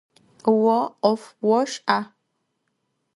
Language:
Adyghe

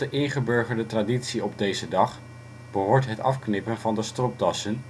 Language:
Dutch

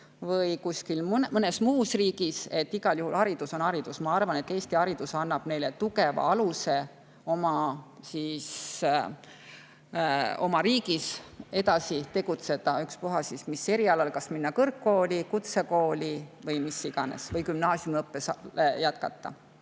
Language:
Estonian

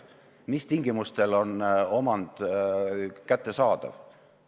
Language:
Estonian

